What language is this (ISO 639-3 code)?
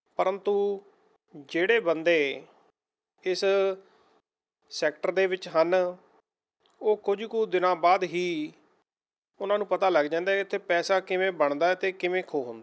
pan